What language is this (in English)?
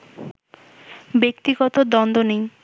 Bangla